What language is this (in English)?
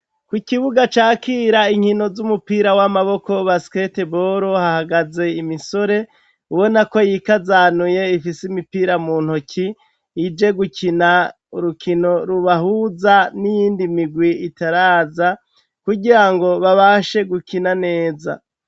Rundi